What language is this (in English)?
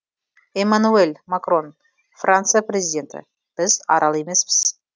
Kazakh